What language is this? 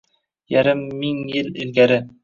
Uzbek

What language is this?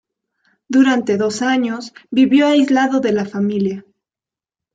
Spanish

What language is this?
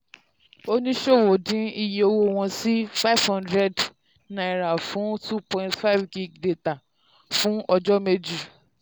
Yoruba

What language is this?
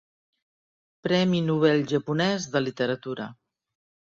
Catalan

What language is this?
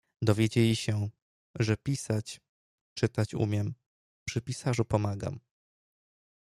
Polish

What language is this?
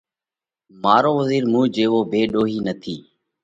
Parkari Koli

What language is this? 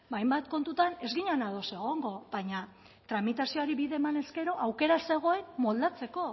Basque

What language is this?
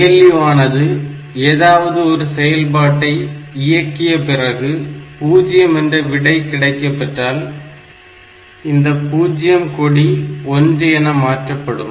Tamil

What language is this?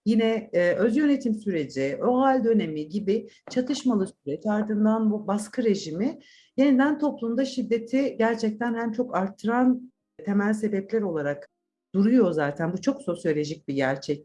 Turkish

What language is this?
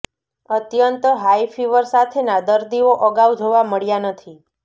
Gujarati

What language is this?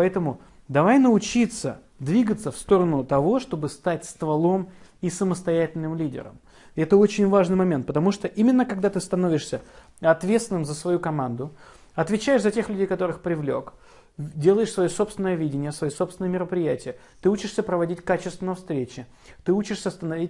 Russian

